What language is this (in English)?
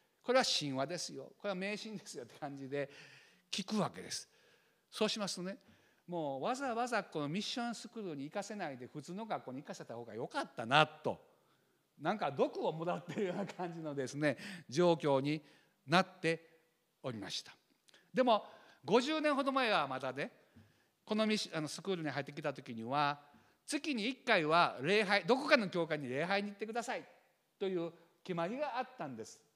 Japanese